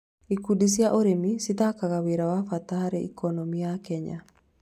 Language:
Kikuyu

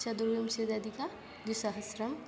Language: Sanskrit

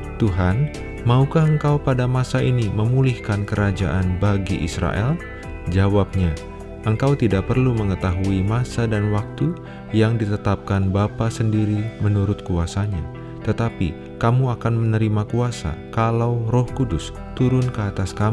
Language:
Indonesian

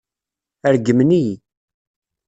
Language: Kabyle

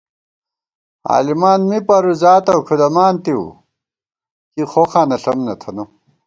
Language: Gawar-Bati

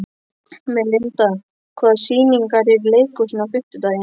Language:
Icelandic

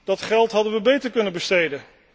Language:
Dutch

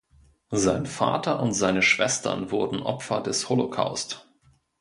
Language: German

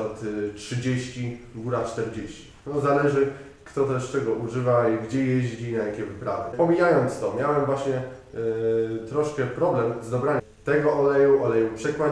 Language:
Polish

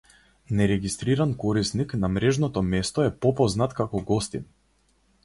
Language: Macedonian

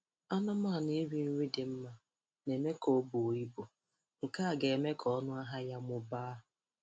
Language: Igbo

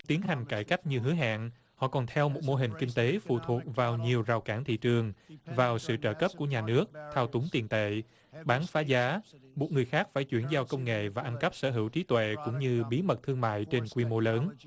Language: Vietnamese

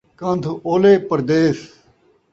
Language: Saraiki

